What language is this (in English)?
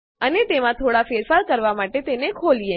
Gujarati